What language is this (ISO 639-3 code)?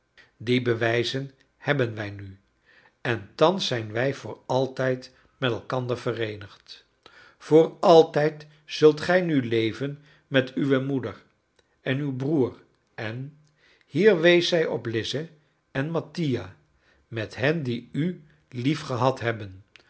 nld